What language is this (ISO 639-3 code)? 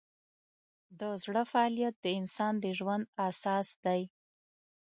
pus